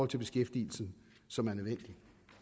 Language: Danish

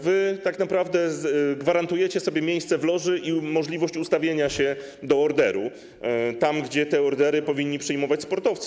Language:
Polish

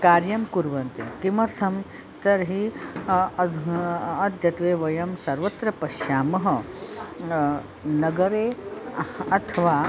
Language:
Sanskrit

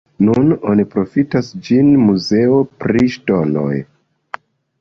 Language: Esperanto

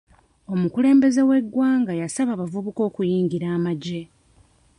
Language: Ganda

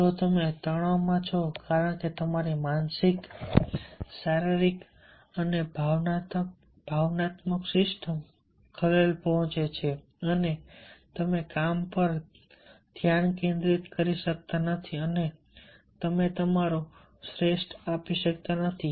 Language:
Gujarati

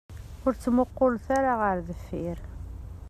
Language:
Kabyle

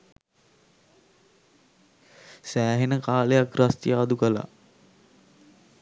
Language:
Sinhala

